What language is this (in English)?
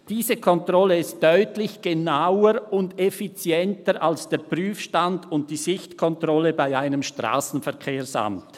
Swiss German